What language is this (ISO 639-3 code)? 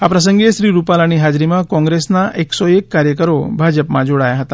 guj